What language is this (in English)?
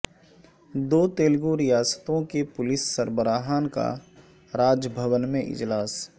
Urdu